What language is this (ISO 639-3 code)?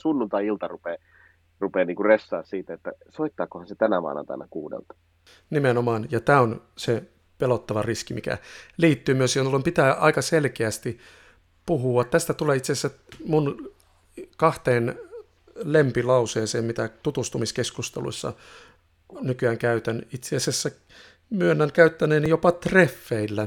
fin